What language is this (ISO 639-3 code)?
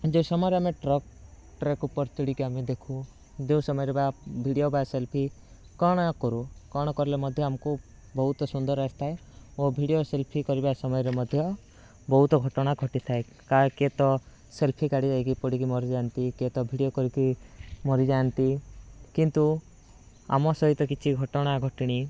ori